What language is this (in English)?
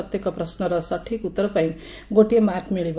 Odia